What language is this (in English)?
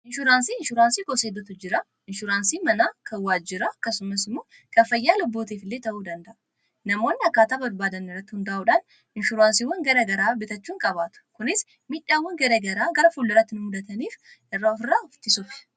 Oromo